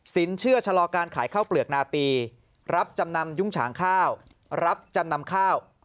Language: Thai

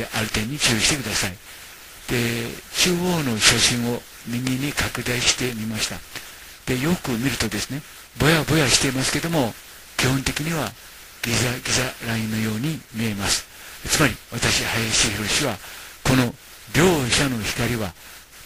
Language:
Japanese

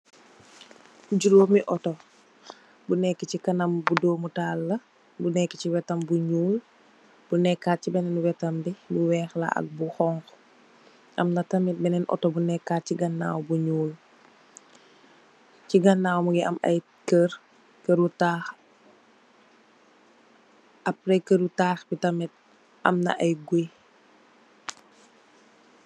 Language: Wolof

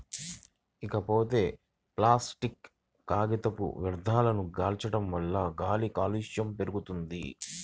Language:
Telugu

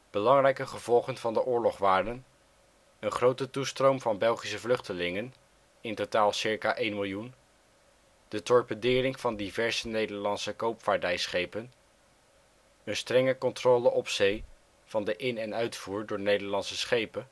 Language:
Dutch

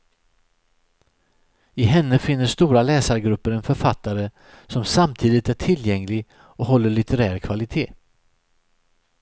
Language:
Swedish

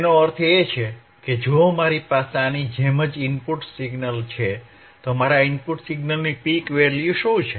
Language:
Gujarati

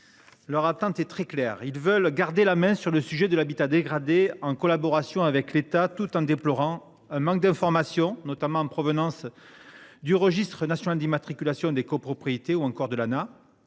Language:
French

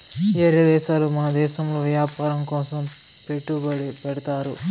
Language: Telugu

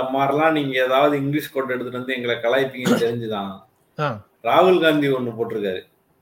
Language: Tamil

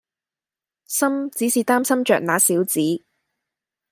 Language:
Cantonese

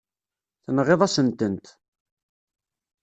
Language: Kabyle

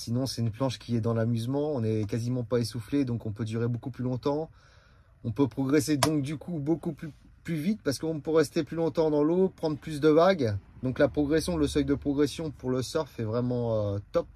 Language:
French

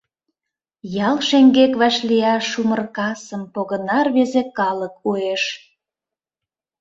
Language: Mari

